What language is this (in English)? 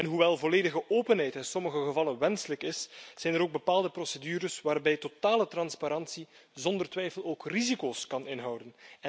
Dutch